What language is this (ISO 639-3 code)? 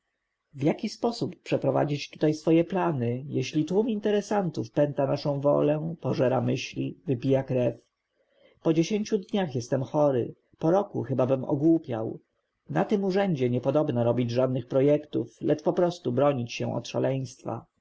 pol